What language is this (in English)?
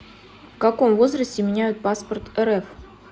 Russian